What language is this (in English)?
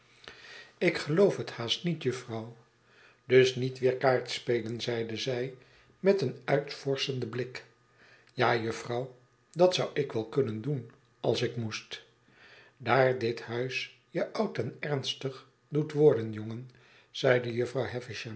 Dutch